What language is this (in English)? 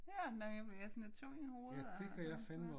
Danish